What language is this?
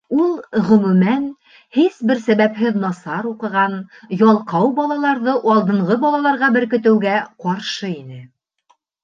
Bashkir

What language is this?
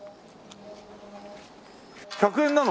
Japanese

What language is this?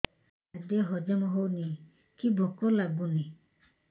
Odia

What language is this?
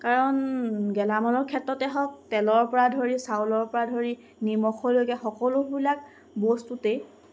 Assamese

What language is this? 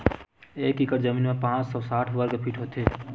Chhattisgarhi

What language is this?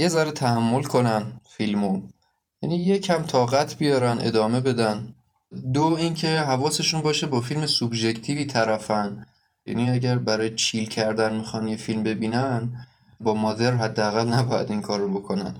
Persian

